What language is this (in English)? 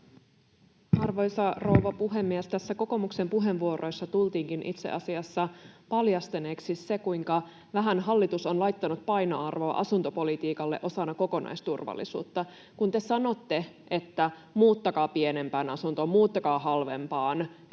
Finnish